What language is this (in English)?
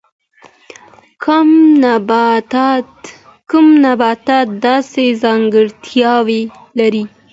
Pashto